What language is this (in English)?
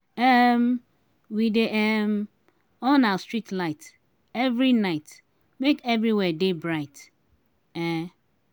Nigerian Pidgin